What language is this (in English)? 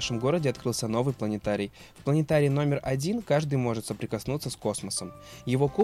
Russian